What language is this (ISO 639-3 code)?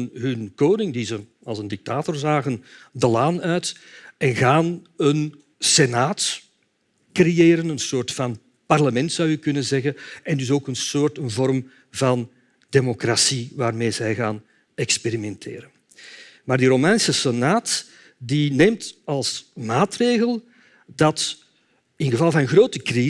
nld